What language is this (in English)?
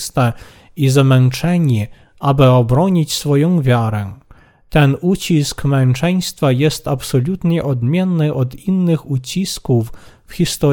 Polish